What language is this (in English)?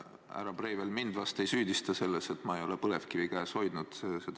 Estonian